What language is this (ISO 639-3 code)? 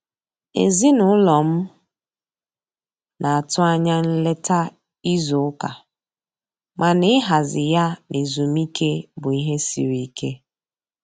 ibo